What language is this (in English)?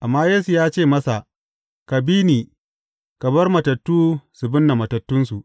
Hausa